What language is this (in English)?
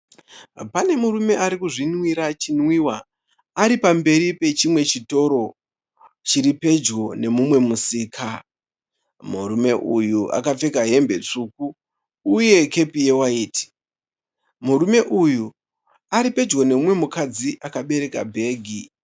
Shona